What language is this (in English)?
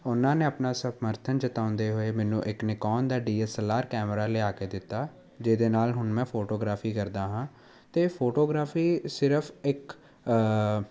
Punjabi